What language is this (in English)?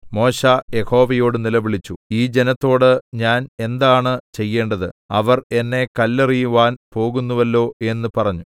Malayalam